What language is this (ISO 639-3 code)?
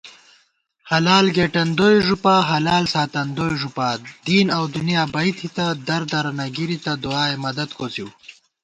gwt